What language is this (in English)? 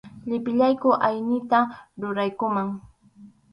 Arequipa-La Unión Quechua